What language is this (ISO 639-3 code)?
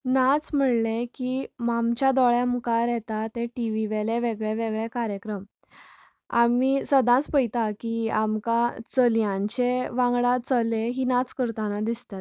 kok